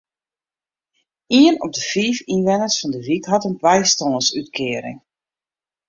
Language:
Western Frisian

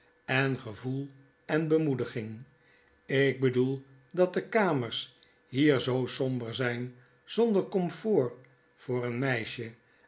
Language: Dutch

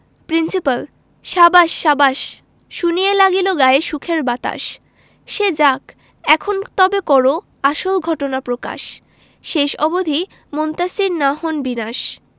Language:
Bangla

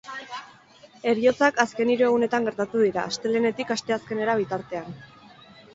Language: Basque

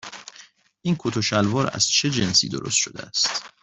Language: Persian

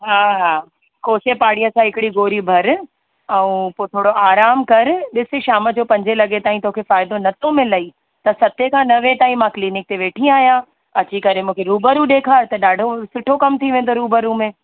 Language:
Sindhi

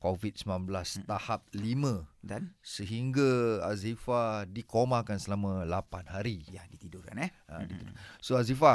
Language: Malay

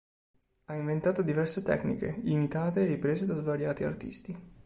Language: Italian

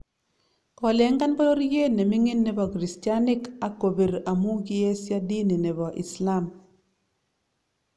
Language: Kalenjin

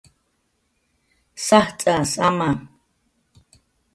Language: Jaqaru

